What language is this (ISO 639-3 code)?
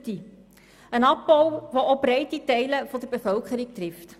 gsw